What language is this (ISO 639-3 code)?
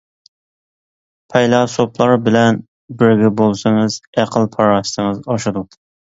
uig